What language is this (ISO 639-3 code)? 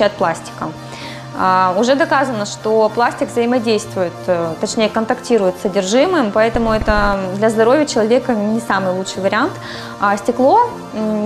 rus